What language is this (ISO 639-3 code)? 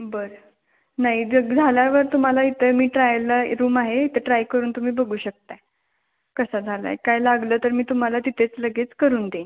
mar